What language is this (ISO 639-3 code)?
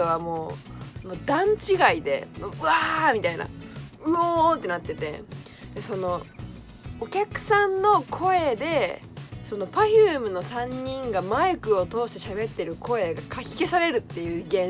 jpn